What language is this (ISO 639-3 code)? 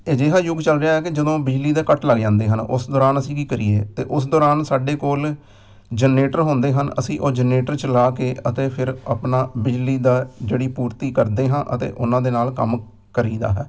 pan